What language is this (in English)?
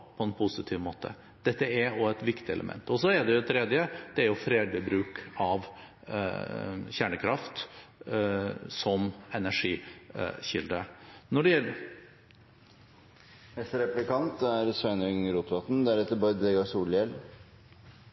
Norwegian